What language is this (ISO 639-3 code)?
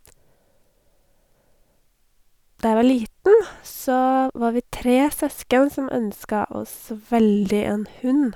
nor